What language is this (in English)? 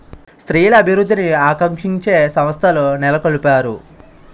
Telugu